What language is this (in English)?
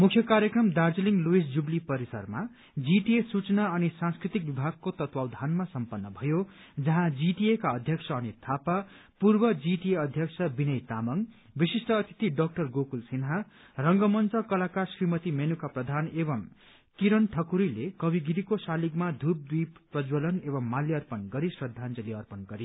Nepali